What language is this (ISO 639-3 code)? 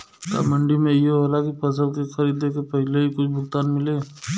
bho